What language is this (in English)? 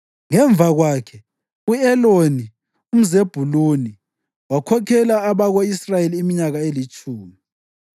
North Ndebele